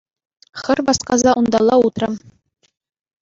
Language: Chuvash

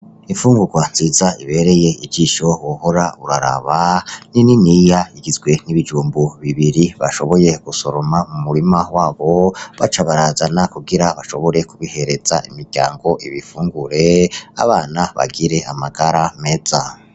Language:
Rundi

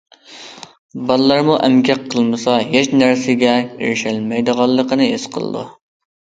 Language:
Uyghur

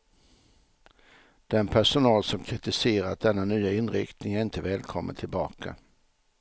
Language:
Swedish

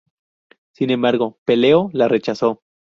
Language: Spanish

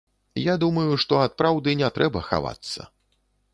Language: Belarusian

